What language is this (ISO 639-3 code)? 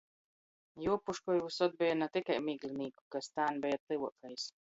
ltg